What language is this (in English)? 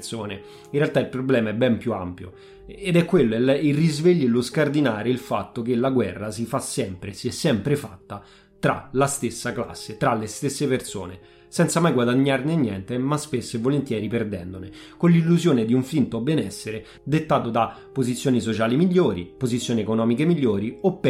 Italian